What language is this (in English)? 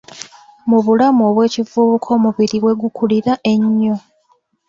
Ganda